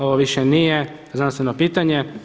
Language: Croatian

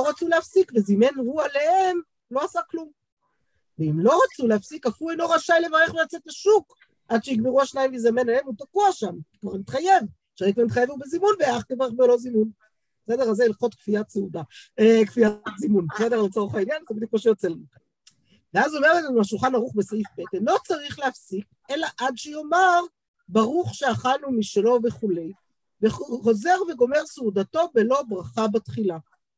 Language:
Hebrew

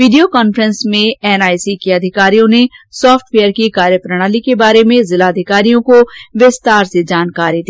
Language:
Hindi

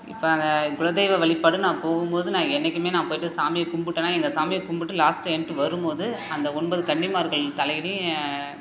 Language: Tamil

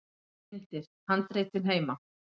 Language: Icelandic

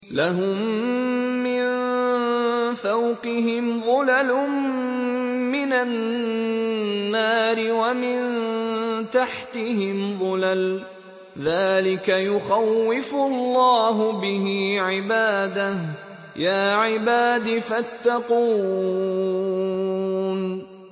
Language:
Arabic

